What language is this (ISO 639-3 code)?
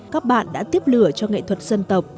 vie